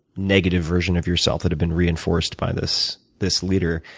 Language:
English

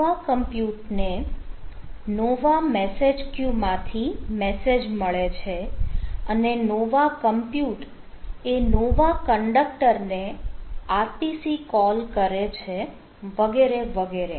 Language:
Gujarati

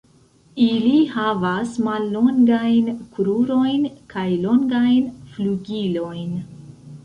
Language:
Esperanto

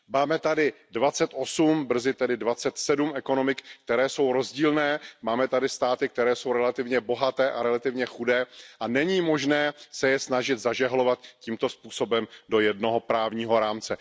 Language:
Czech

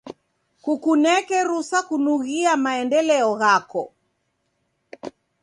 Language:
Taita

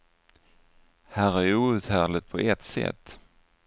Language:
Swedish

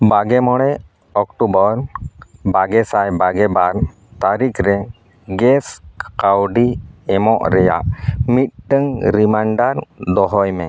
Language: Santali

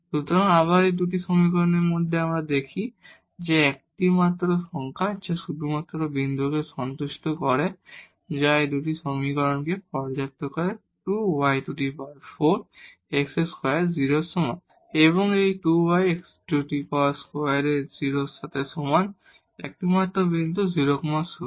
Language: Bangla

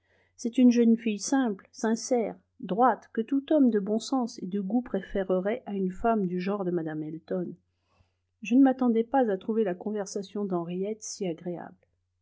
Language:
French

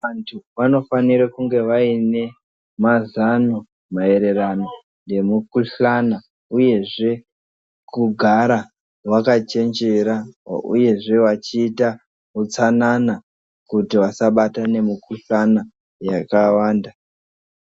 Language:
Ndau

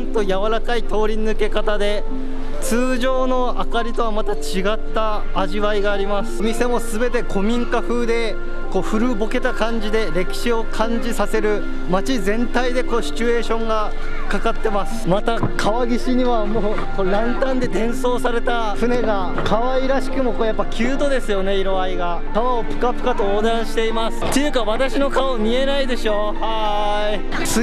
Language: Japanese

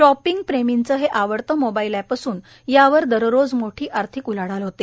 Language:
Marathi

